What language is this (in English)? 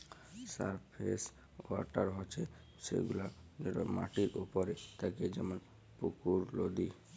Bangla